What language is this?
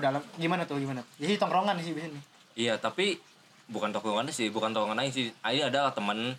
Indonesian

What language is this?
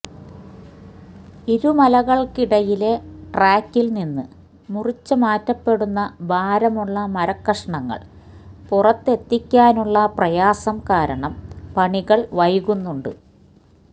Malayalam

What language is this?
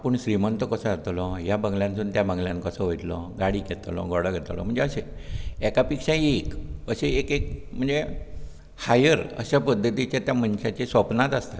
Konkani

